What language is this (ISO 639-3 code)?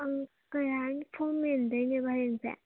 mni